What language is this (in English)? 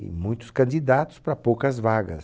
Portuguese